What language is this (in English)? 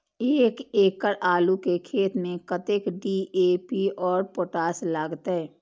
Maithili